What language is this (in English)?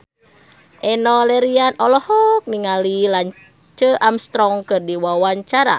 Sundanese